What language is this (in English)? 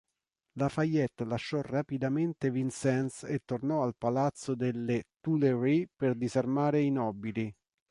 Italian